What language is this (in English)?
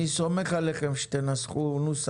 Hebrew